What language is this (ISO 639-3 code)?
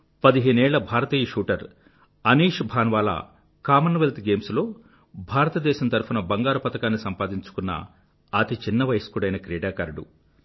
tel